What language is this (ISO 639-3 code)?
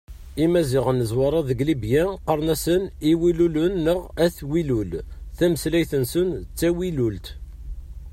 kab